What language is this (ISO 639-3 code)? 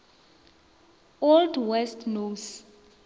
nso